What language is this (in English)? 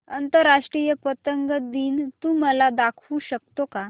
Marathi